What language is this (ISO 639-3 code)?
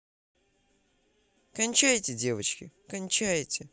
rus